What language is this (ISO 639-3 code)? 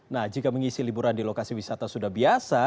ind